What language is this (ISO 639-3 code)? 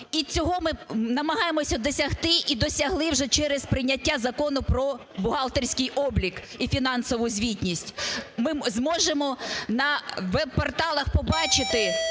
ukr